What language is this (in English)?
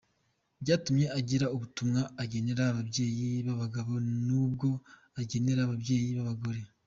Kinyarwanda